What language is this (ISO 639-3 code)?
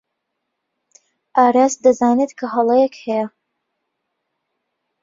ckb